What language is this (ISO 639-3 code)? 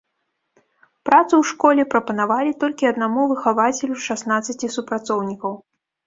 bel